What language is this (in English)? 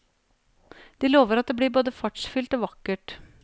Norwegian